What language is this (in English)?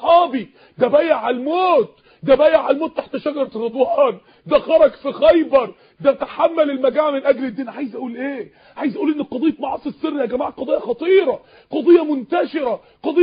Arabic